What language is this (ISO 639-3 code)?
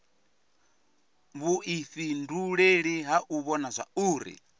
ven